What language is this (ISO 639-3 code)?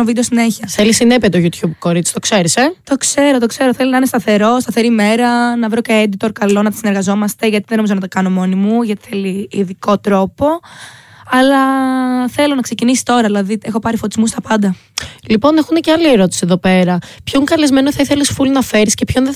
ell